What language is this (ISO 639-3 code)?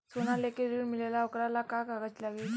bho